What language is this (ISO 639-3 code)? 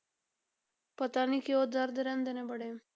pan